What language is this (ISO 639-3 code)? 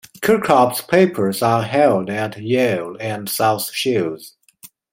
eng